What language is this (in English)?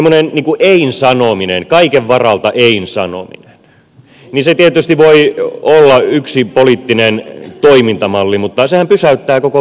Finnish